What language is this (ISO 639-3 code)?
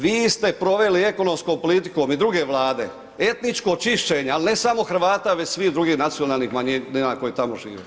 hrv